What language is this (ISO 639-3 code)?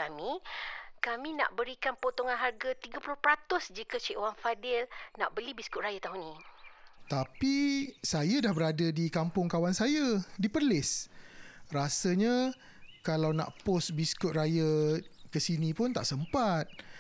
msa